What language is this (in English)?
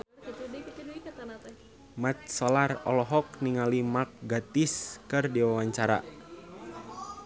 Sundanese